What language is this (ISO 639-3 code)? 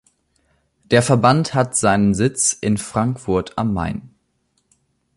deu